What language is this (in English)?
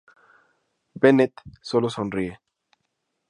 Spanish